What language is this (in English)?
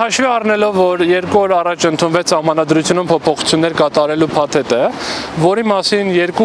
Turkish